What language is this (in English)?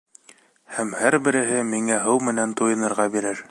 Bashkir